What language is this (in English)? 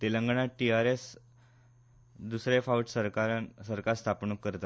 Konkani